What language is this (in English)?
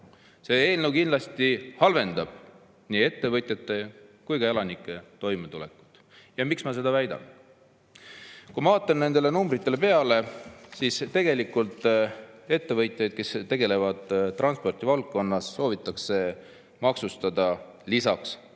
Estonian